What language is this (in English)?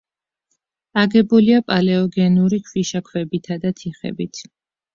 Georgian